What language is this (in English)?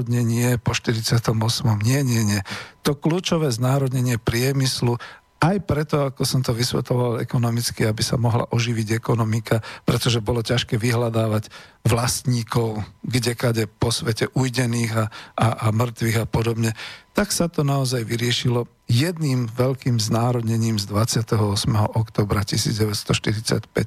Slovak